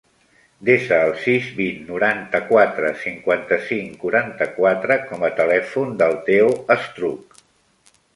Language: Catalan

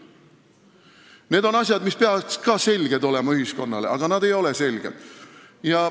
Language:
Estonian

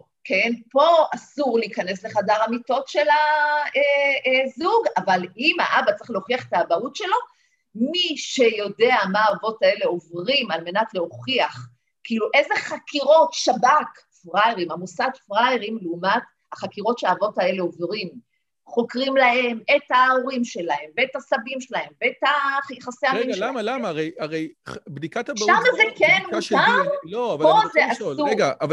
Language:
Hebrew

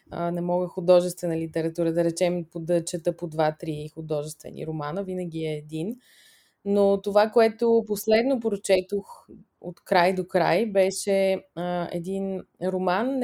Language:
Bulgarian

